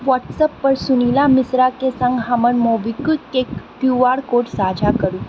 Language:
Maithili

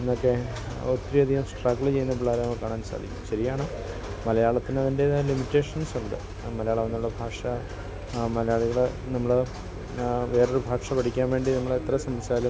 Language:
Malayalam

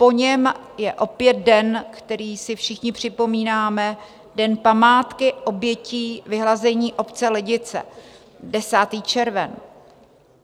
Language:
Czech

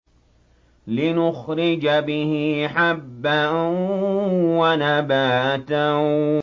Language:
Arabic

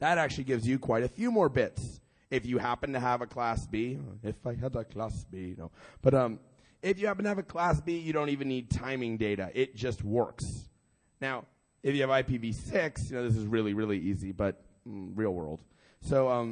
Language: English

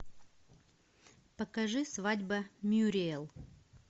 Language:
Russian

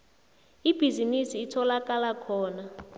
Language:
South Ndebele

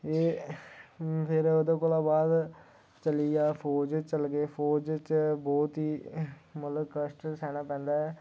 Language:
Dogri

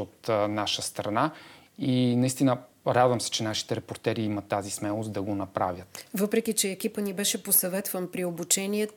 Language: Bulgarian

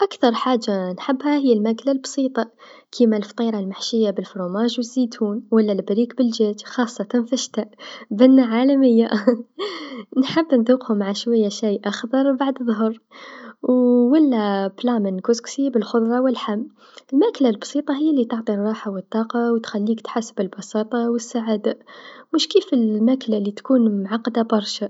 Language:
Tunisian Arabic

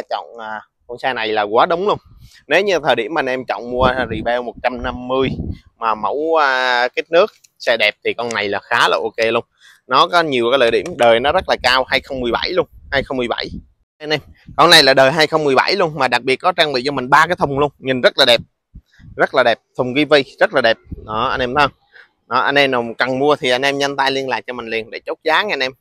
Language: Vietnamese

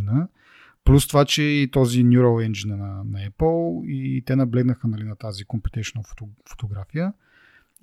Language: Bulgarian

